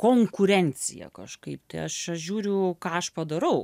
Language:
Lithuanian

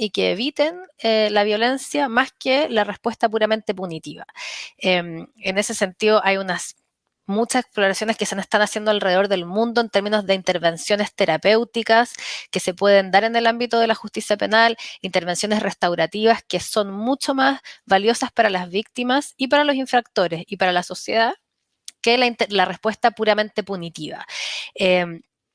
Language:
Spanish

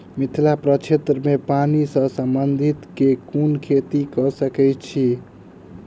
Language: Maithili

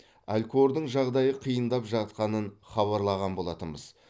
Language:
Kazakh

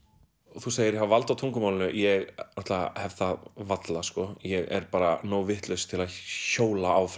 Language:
Icelandic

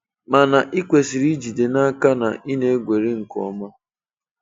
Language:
Igbo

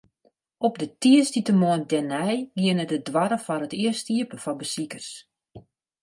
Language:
Western Frisian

